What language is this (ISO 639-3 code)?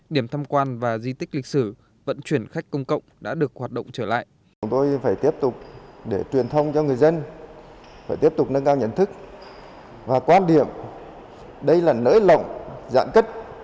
vie